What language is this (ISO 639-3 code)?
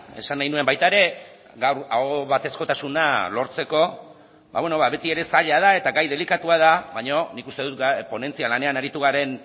eus